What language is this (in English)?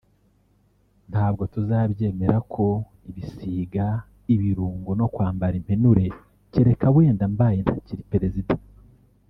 Kinyarwanda